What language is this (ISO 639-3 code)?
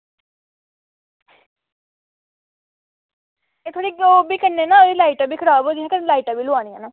doi